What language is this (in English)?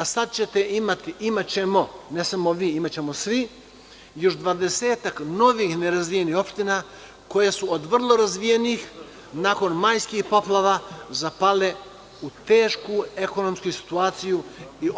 Serbian